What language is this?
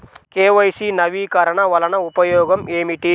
Telugu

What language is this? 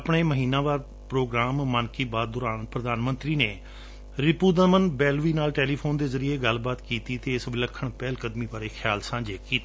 Punjabi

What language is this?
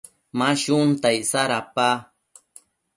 Matsés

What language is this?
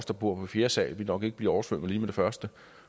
Danish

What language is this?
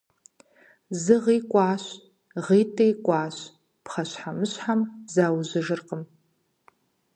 Kabardian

